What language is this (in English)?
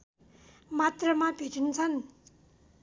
Nepali